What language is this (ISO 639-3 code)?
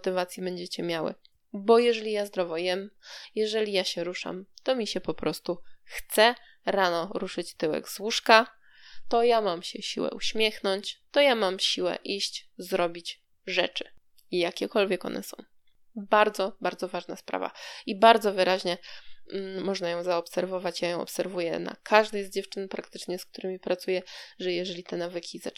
pol